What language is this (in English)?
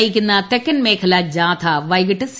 Malayalam